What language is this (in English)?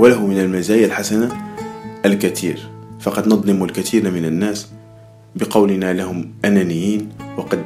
Arabic